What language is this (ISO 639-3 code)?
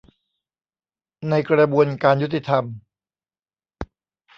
tha